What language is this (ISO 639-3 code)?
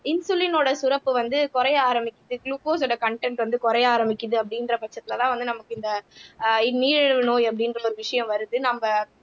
tam